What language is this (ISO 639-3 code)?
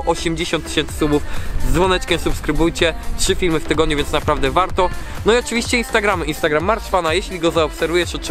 pol